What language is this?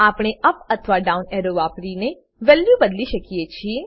Gujarati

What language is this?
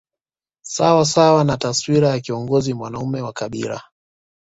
Swahili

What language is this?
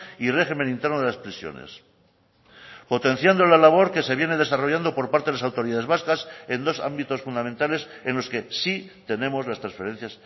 Spanish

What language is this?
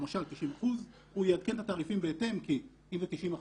Hebrew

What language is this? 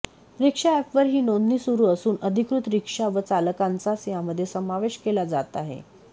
Marathi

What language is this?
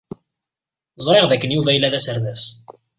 Kabyle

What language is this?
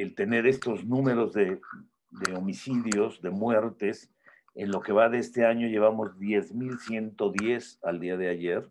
Spanish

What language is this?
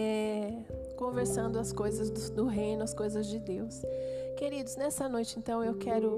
Portuguese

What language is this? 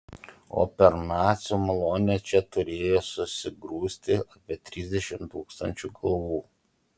Lithuanian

